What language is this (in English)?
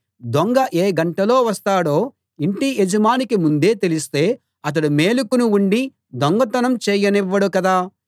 Telugu